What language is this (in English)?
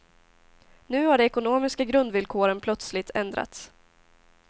Swedish